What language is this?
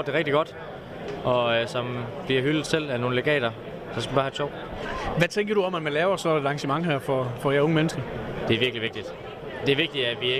Danish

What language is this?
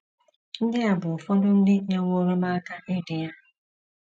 Igbo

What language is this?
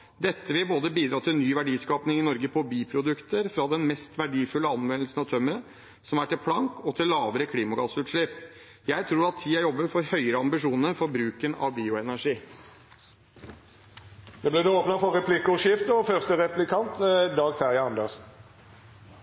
Norwegian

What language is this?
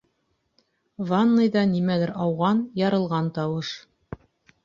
Bashkir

